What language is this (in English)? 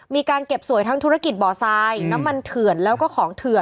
Thai